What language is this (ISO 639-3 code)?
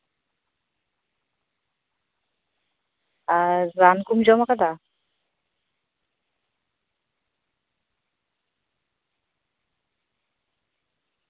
sat